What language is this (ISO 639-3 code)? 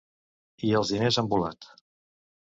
cat